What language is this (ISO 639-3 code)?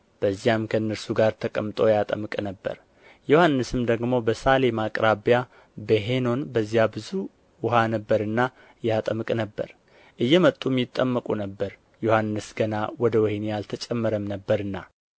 amh